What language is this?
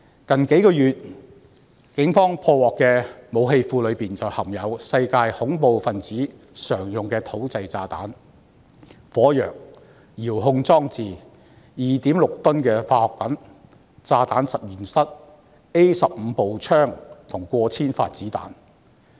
Cantonese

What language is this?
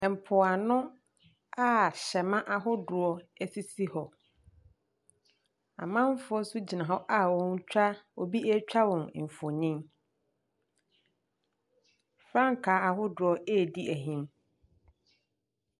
Akan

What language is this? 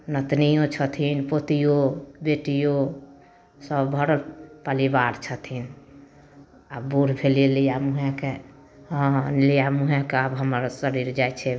Maithili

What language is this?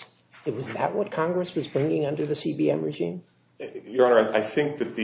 English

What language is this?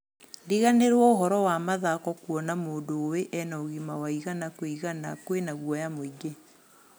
Kikuyu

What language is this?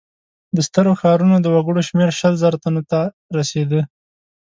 Pashto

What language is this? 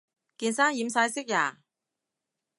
Cantonese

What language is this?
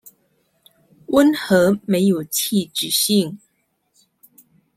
Chinese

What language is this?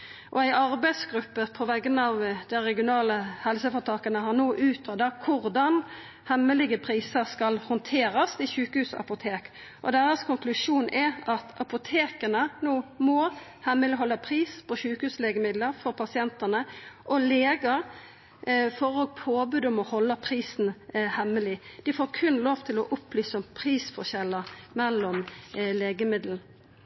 Norwegian Nynorsk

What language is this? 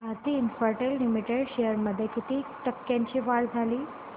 Marathi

